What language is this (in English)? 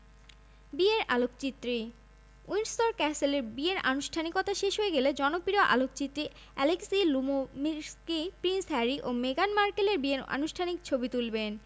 Bangla